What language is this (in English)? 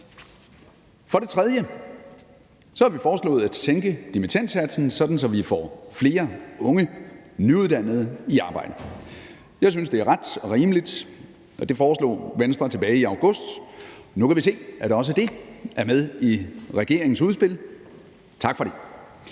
Danish